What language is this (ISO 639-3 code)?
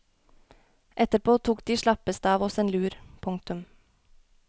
nor